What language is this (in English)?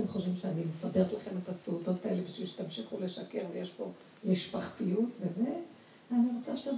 Hebrew